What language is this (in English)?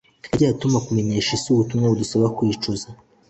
Kinyarwanda